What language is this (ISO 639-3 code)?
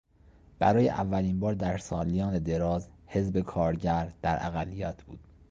fas